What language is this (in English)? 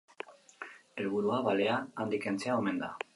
Basque